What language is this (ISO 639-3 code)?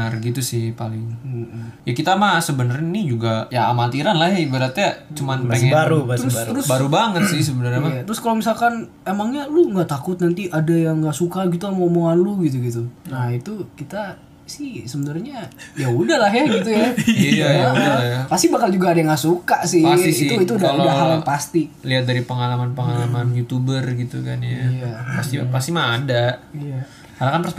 ind